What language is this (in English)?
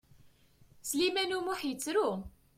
Kabyle